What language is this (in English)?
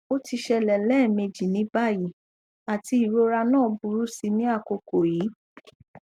Yoruba